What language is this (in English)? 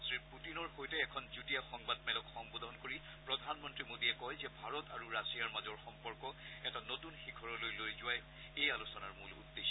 Assamese